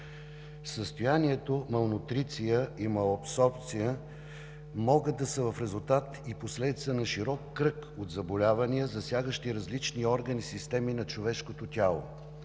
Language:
Bulgarian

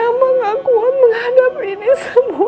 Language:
Indonesian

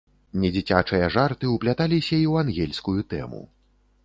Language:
Belarusian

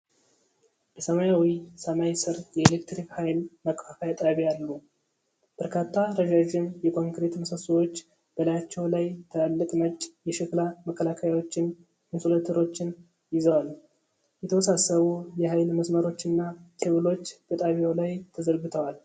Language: Amharic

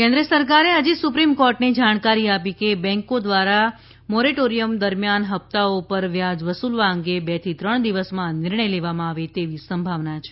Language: Gujarati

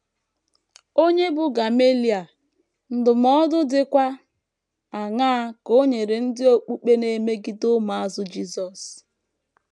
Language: Igbo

